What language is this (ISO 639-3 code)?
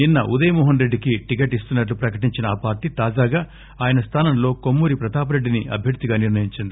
tel